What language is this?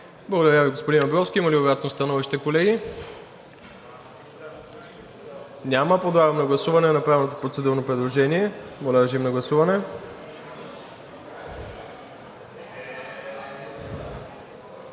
Bulgarian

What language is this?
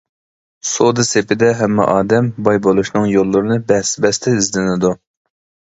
Uyghur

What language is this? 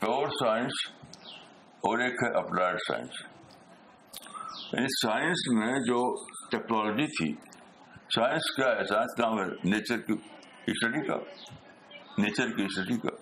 Urdu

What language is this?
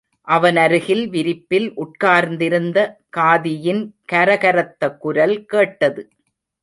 Tamil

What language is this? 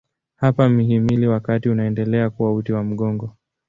Swahili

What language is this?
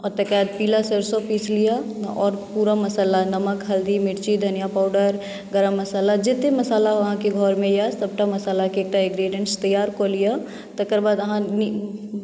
Maithili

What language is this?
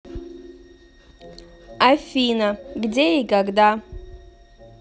Russian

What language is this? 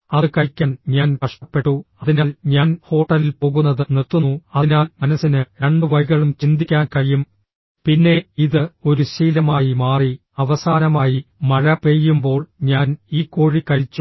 Malayalam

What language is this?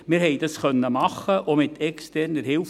Swiss German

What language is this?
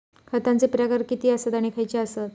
Marathi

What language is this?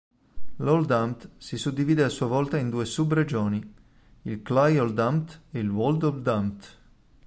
Italian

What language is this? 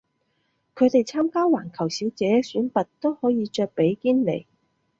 Cantonese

